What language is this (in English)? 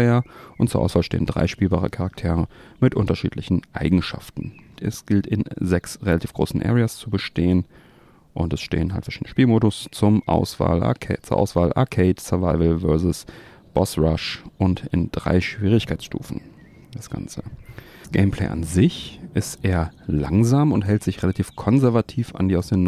German